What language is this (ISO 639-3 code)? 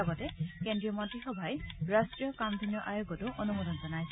asm